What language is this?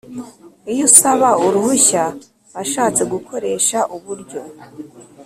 Kinyarwanda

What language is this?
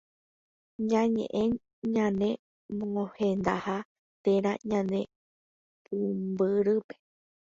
Guarani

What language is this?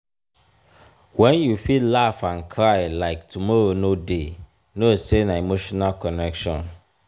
Nigerian Pidgin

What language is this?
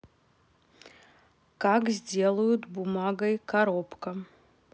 Russian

